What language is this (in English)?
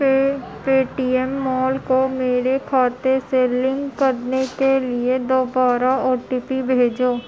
Urdu